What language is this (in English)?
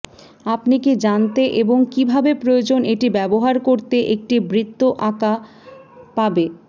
Bangla